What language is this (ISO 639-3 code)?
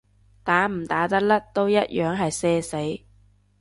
yue